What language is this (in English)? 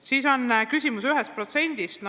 Estonian